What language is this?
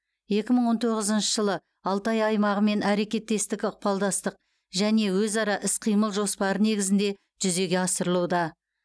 Kazakh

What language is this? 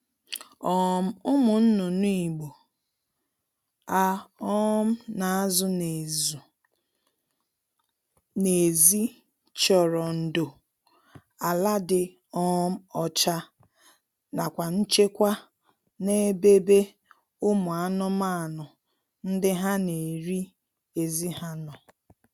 Igbo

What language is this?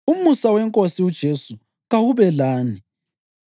North Ndebele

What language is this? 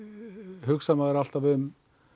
Icelandic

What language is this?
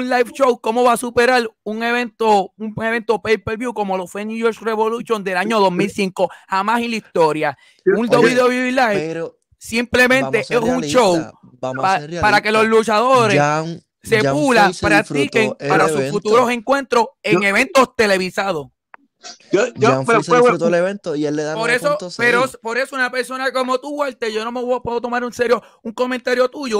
Spanish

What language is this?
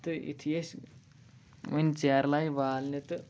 Kashmiri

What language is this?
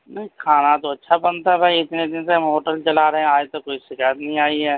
Urdu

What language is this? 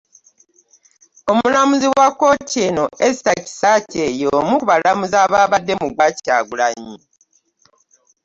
Ganda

